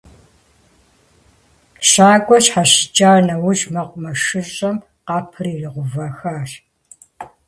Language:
Kabardian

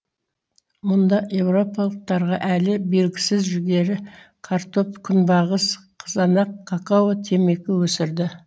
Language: Kazakh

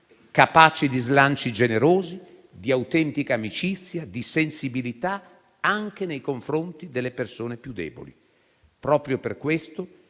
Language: Italian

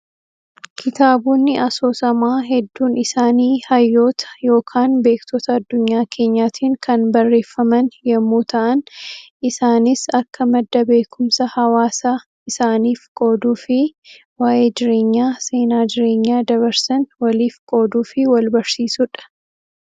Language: Oromo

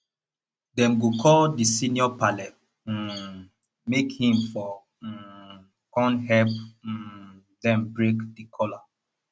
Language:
Nigerian Pidgin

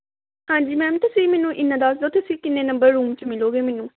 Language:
Punjabi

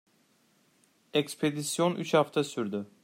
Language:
Turkish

